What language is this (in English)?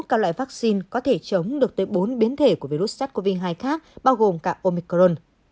Vietnamese